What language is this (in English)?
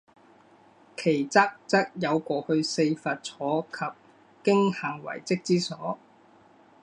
Chinese